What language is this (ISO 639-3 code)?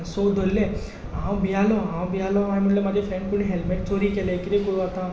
kok